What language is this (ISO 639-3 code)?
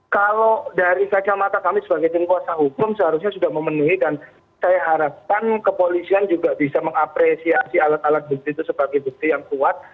ind